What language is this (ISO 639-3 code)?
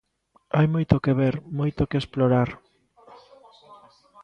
glg